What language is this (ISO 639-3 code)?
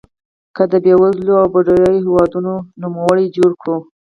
pus